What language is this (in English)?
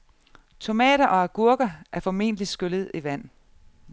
Danish